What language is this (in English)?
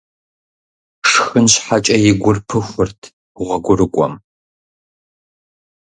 Kabardian